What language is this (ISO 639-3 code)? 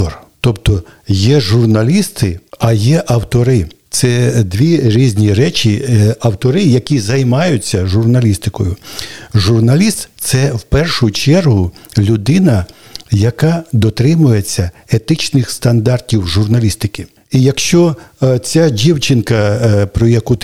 ukr